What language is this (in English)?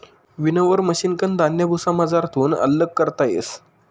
Marathi